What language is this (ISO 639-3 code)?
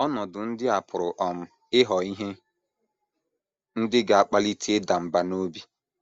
ibo